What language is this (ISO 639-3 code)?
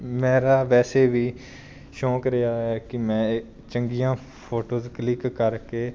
pan